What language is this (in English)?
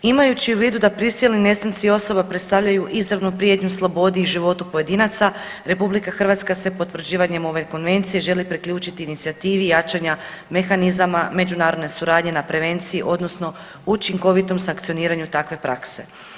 Croatian